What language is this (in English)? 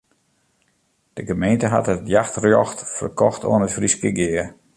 Western Frisian